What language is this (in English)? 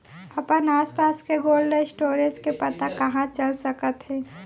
Chhattisgarhi